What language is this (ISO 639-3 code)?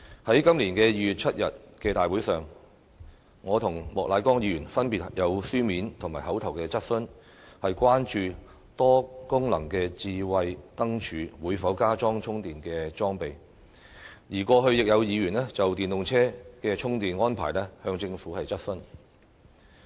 yue